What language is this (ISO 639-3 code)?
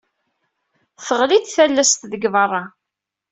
kab